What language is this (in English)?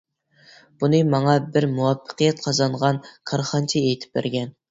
Uyghur